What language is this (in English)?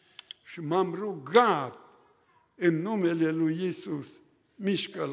Romanian